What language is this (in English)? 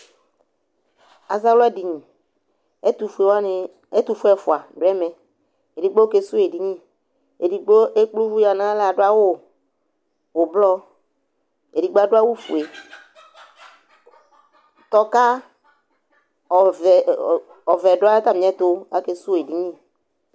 Ikposo